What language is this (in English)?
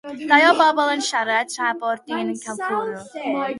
Welsh